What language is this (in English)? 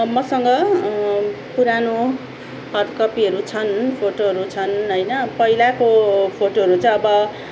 Nepali